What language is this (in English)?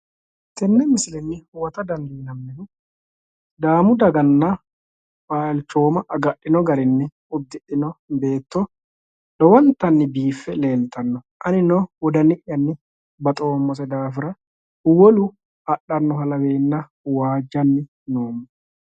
Sidamo